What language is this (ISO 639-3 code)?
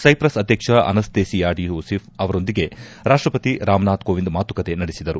kan